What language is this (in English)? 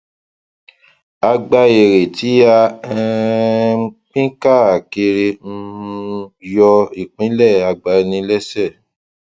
Yoruba